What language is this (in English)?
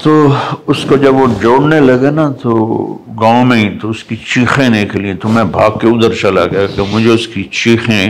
Urdu